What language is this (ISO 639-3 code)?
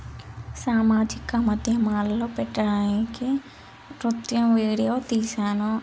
tel